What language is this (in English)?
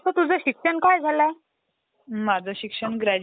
Marathi